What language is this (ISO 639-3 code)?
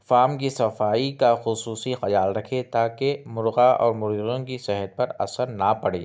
urd